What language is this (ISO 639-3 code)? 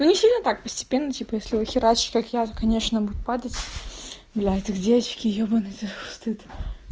rus